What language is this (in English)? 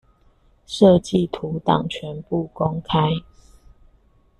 Chinese